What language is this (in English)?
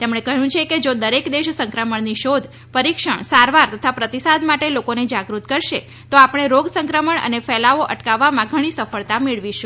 Gujarati